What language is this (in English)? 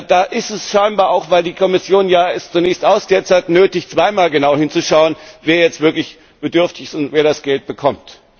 German